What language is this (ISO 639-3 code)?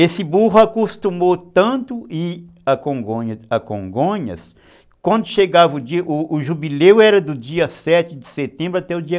por